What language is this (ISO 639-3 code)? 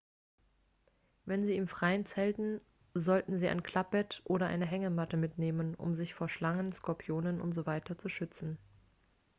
deu